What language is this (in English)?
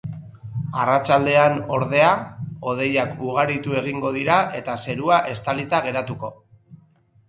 Basque